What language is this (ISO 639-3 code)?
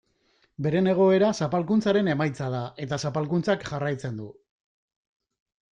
eus